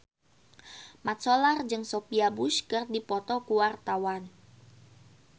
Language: Sundanese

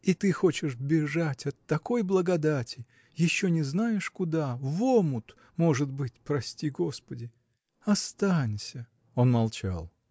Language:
Russian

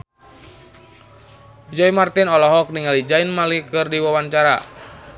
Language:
Sundanese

